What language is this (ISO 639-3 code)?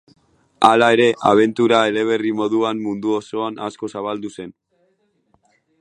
eus